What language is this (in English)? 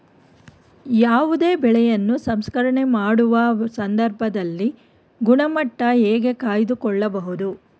Kannada